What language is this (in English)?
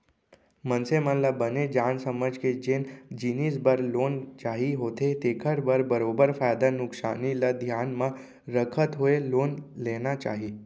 Chhattisgarhi